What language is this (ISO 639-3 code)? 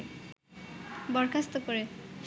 ben